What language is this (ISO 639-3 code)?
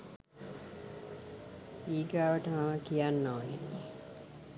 sin